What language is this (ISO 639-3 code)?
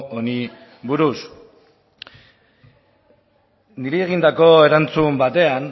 eus